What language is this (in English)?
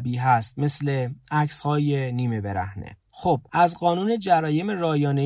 Persian